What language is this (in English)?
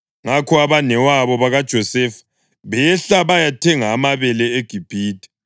North Ndebele